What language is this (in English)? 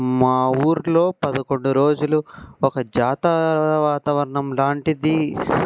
Telugu